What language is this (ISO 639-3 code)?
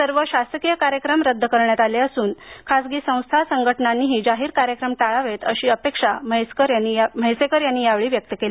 mar